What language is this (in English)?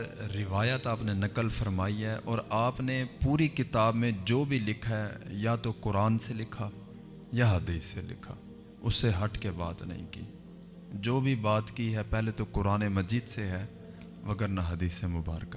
Urdu